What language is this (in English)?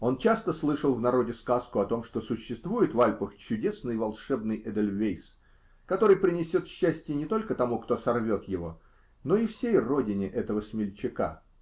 Russian